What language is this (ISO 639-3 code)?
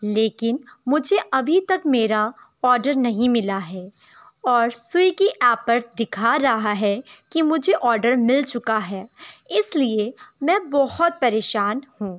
urd